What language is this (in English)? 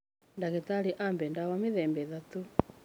Kikuyu